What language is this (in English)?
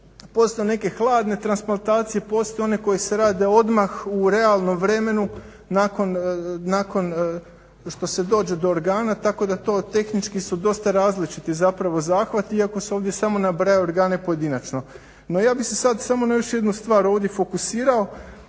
Croatian